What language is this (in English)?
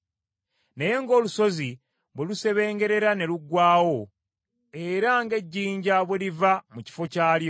Ganda